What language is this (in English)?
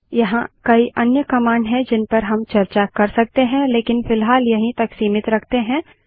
Hindi